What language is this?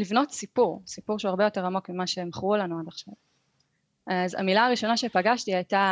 Hebrew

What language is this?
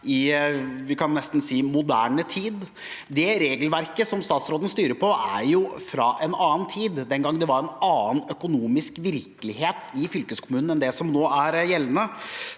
Norwegian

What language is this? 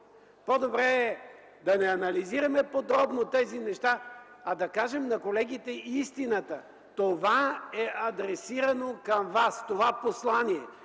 Bulgarian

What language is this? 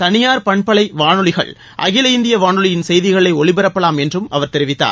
Tamil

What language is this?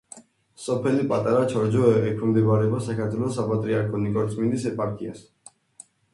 Georgian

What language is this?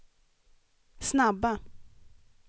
Swedish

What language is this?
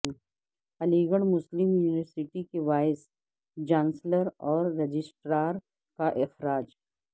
Urdu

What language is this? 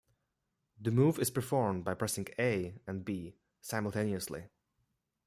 English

